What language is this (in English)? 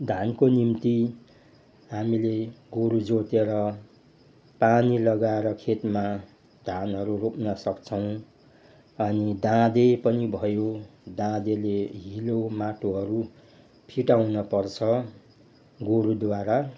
Nepali